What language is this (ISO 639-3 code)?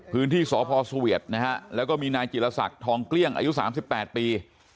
tha